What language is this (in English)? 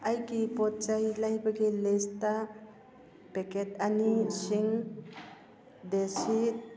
Manipuri